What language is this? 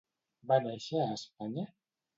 Catalan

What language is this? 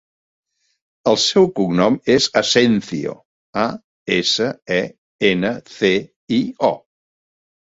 Catalan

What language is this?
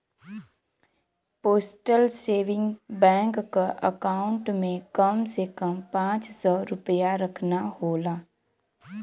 Bhojpuri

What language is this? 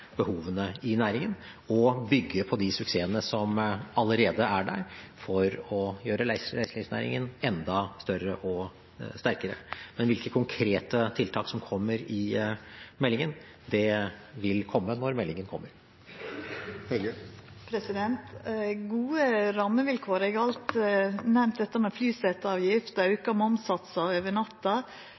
Norwegian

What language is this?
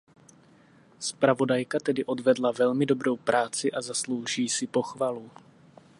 Czech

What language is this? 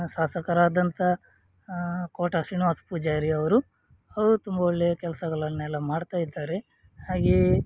Kannada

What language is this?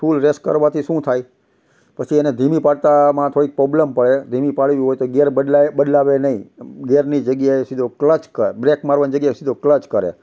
Gujarati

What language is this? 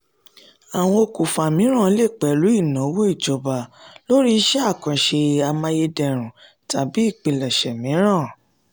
Yoruba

